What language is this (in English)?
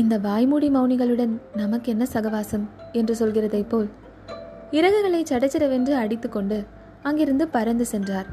Tamil